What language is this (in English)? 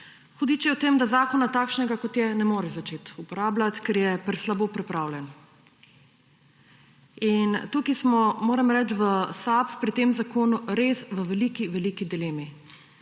Slovenian